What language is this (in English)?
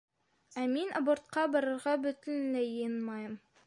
Bashkir